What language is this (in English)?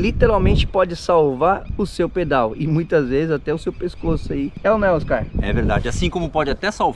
Portuguese